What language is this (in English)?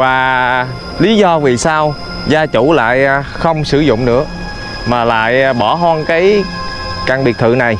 Vietnamese